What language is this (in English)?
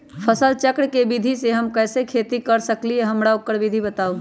Magahi